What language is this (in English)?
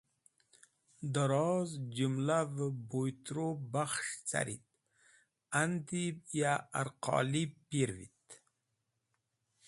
Wakhi